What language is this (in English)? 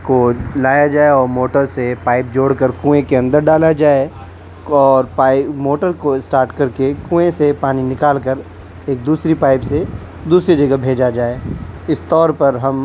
Urdu